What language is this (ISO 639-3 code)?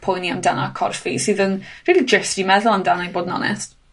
cym